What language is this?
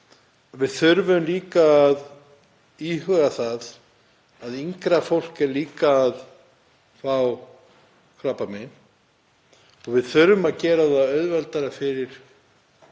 Icelandic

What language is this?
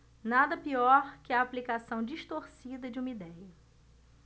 Portuguese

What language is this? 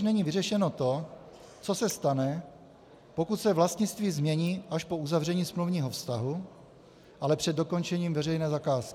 Czech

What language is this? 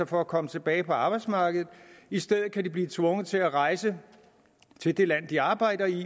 Danish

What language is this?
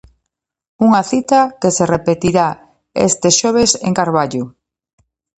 Galician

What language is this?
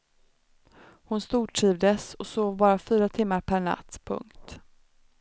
Swedish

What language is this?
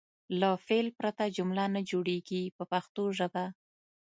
Pashto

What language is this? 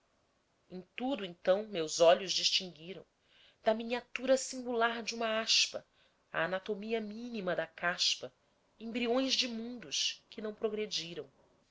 Portuguese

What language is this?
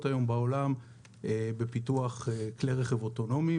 Hebrew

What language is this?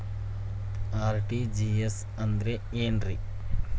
Kannada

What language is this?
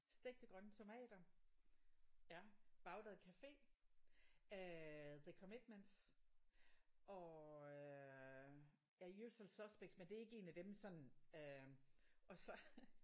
Danish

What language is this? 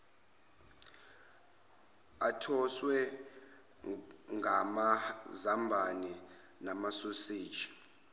Zulu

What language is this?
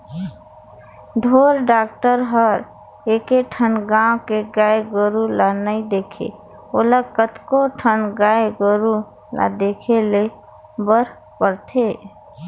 Chhattisgarhi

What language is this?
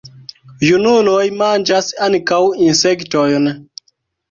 Esperanto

